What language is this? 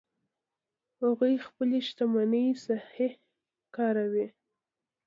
Pashto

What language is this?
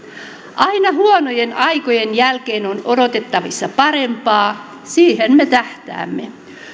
Finnish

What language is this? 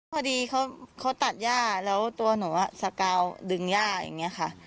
Thai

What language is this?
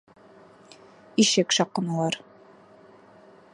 Bashkir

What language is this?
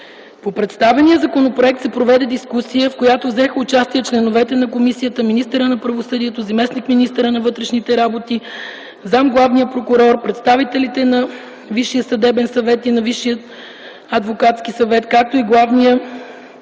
Bulgarian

